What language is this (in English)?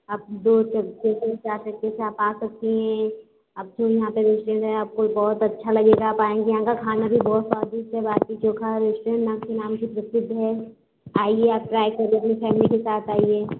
Hindi